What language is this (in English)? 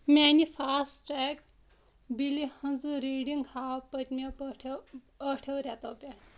Kashmiri